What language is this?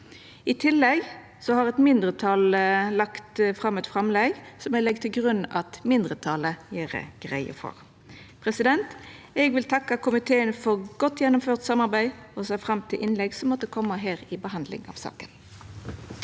Norwegian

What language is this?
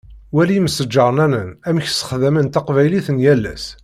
Kabyle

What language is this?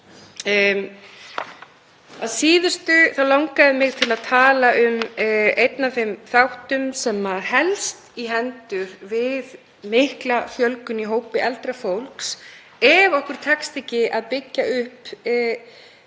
Icelandic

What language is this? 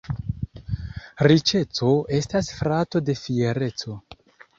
Esperanto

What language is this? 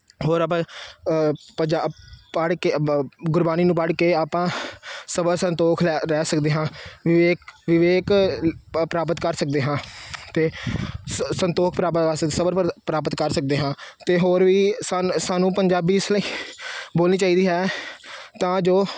Punjabi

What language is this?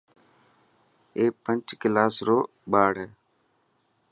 Dhatki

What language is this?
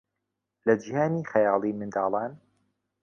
Central Kurdish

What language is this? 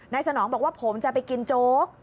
Thai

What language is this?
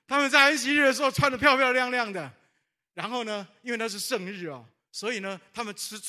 Chinese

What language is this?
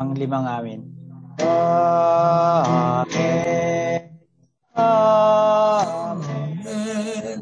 Filipino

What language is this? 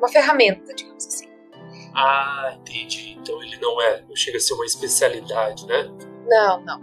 Portuguese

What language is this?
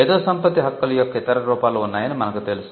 Telugu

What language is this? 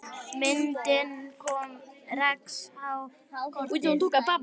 Icelandic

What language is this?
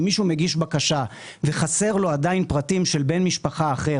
Hebrew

